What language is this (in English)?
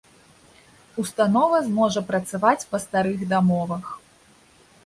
Belarusian